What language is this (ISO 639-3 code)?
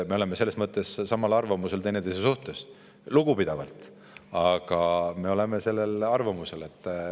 est